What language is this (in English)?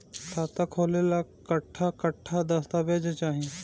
Bhojpuri